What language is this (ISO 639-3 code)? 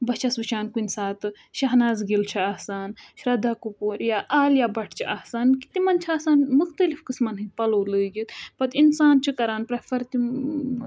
kas